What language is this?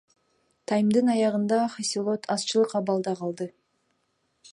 Kyrgyz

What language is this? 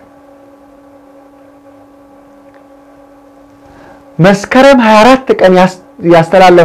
Arabic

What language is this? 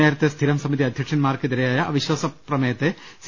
Malayalam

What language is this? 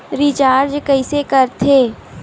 Chhattisgarhi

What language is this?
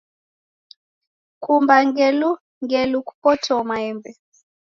Taita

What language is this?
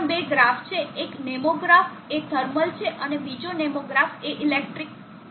Gujarati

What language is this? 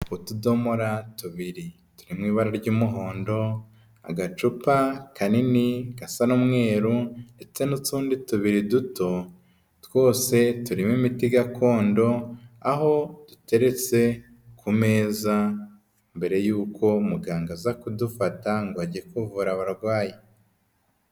Kinyarwanda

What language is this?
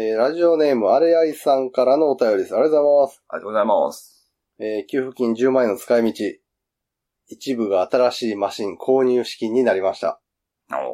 Japanese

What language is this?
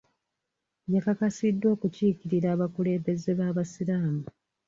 Ganda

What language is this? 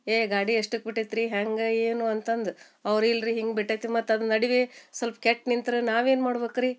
Kannada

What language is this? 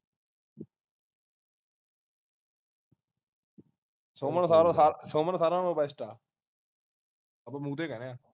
Punjabi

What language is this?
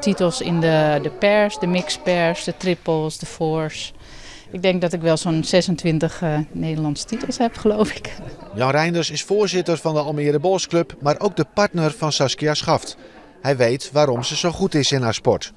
Dutch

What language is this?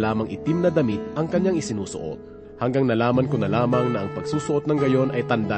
Filipino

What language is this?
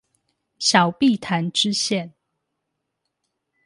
Chinese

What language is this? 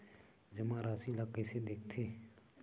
Chhattisgarhi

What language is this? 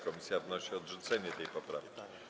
Polish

